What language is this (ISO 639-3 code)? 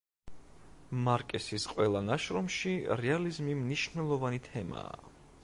kat